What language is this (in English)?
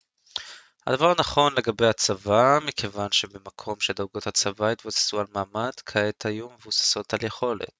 Hebrew